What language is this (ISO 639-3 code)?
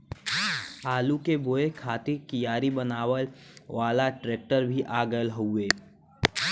bho